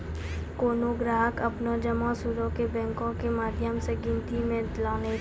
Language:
Maithili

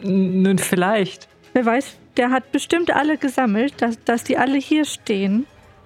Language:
German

